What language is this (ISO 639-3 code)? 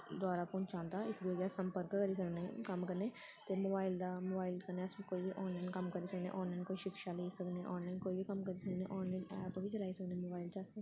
doi